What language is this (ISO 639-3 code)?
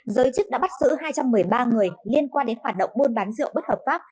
vie